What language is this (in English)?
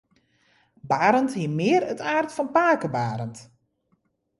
Western Frisian